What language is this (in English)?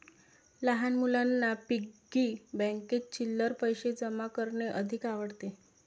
Marathi